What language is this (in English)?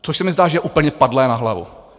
Czech